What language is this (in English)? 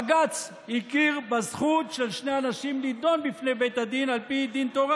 Hebrew